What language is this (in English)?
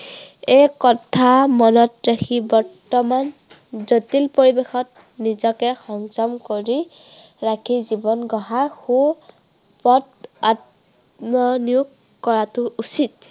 Assamese